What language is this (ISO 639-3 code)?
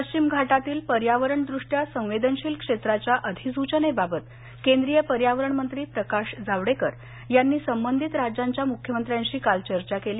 mar